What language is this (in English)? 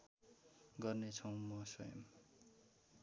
Nepali